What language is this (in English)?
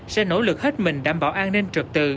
Vietnamese